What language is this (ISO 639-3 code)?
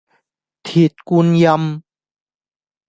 yue